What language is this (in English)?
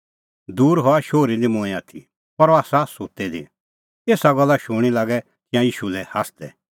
Kullu Pahari